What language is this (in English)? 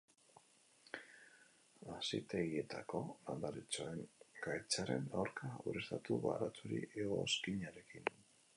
Basque